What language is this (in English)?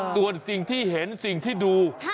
Thai